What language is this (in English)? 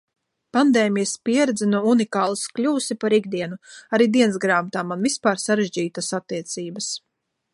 Latvian